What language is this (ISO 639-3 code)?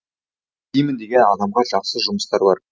kaz